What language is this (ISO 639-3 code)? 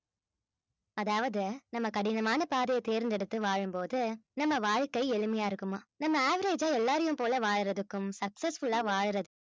tam